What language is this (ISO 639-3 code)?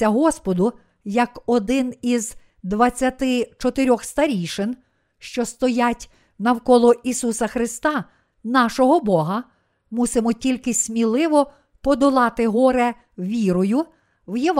ukr